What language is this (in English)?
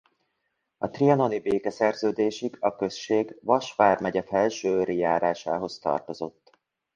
Hungarian